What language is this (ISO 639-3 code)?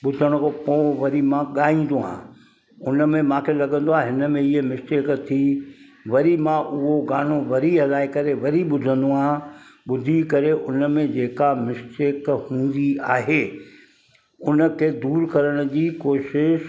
snd